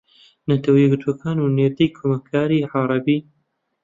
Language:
Central Kurdish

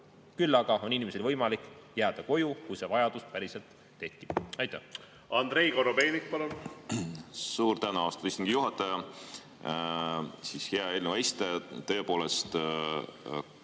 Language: Estonian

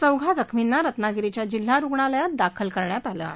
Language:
Marathi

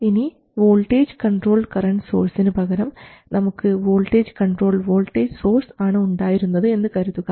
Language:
Malayalam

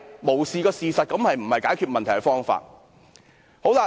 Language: Cantonese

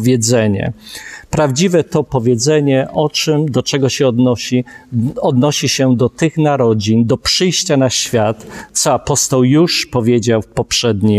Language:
Polish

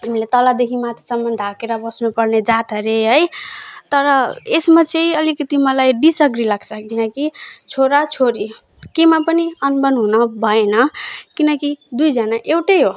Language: Nepali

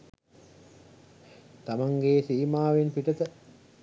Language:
Sinhala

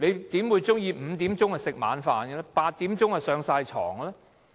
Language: Cantonese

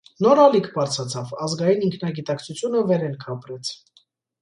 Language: Armenian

